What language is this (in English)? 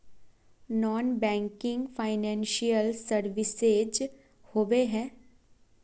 Magahi